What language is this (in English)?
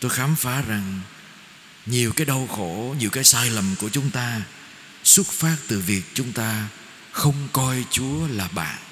Vietnamese